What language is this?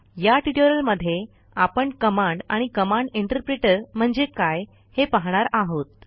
Marathi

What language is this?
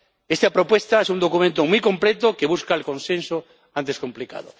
Spanish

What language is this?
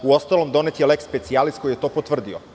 Serbian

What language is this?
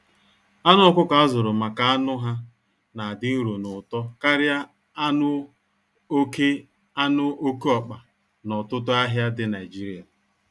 Igbo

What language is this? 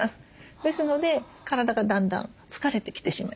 Japanese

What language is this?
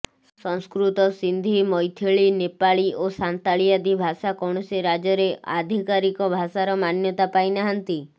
Odia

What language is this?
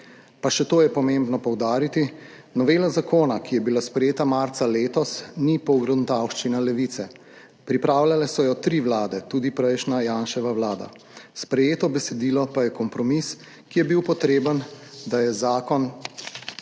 Slovenian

